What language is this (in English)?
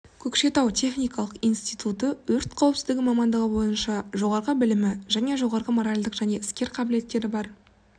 Kazakh